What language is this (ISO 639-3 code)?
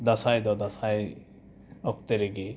sat